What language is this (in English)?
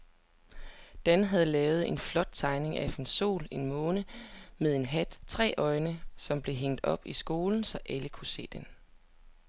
Danish